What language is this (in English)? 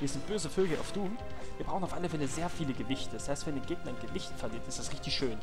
German